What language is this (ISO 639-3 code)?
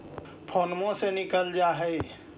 mag